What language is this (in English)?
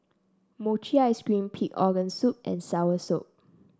English